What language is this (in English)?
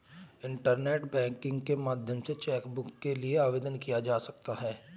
Hindi